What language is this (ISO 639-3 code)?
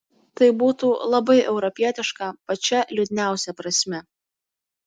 lit